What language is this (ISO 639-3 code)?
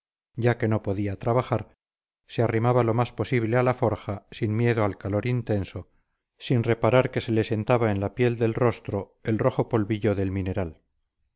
spa